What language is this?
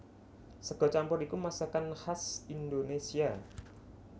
Javanese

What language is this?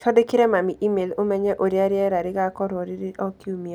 Kikuyu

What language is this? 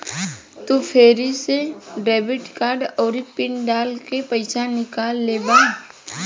Bhojpuri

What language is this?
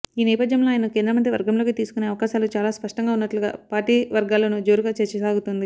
Telugu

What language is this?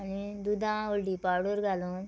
Konkani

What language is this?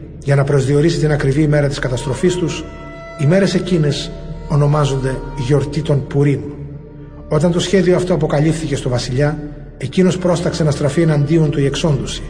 Greek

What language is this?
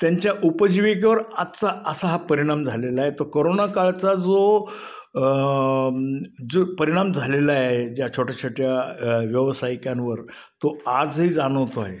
Marathi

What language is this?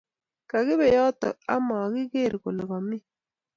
Kalenjin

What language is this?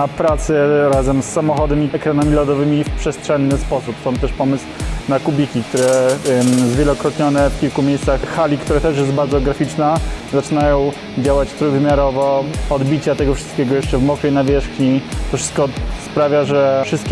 Polish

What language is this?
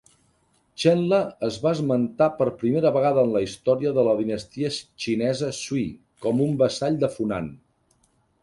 Catalan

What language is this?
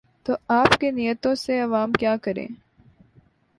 Urdu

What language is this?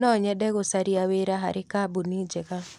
Kikuyu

